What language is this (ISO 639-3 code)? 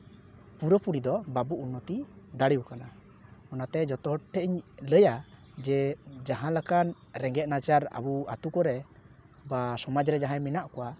sat